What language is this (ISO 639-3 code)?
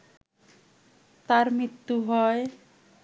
ben